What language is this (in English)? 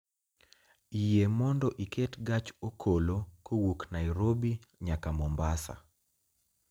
Luo (Kenya and Tanzania)